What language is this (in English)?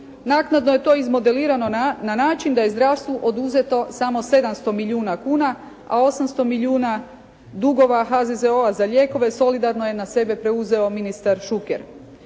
Croatian